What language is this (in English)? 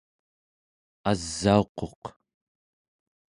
Central Yupik